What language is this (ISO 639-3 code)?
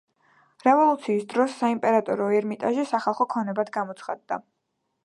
kat